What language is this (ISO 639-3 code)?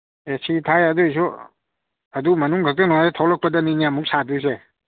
mni